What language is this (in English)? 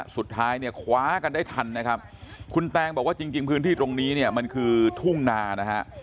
Thai